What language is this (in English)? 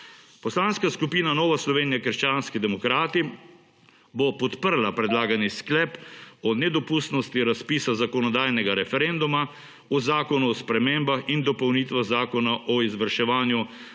Slovenian